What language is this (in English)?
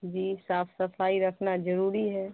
Urdu